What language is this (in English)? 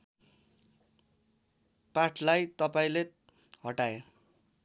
Nepali